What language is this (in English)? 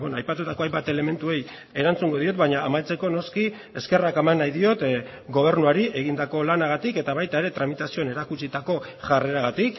Basque